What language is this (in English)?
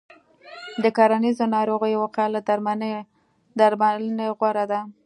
Pashto